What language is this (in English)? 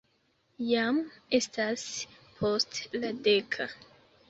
Esperanto